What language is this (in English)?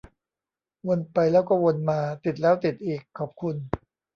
Thai